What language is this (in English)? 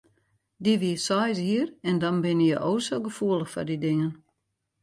Western Frisian